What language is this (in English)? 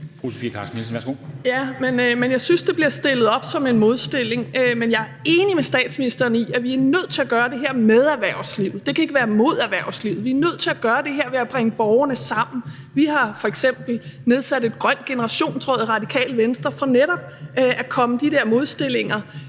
Danish